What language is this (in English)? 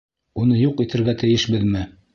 Bashkir